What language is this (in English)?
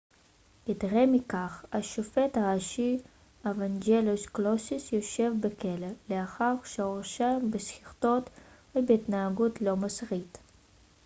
Hebrew